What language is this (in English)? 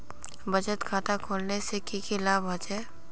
Magahi